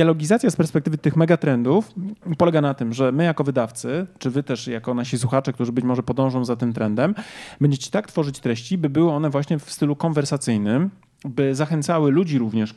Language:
Polish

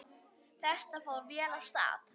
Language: Icelandic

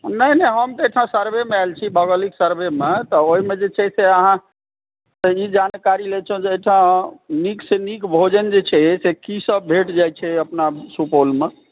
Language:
Maithili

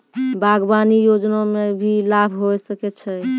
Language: Maithili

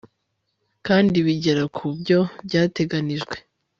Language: Kinyarwanda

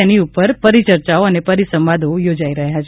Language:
Gujarati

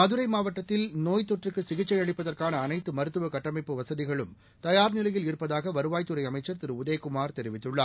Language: Tamil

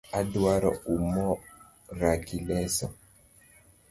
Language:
Luo (Kenya and Tanzania)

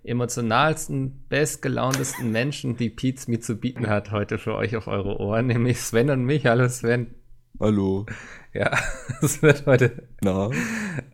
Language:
German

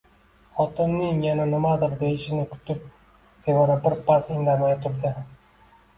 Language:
Uzbek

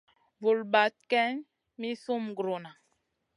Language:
Masana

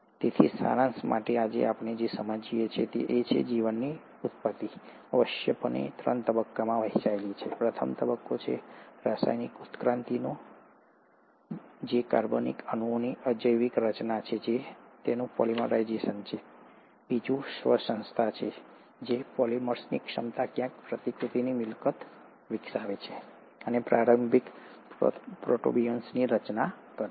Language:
Gujarati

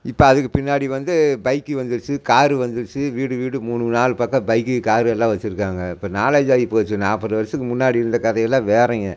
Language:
Tamil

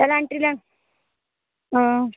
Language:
Dogri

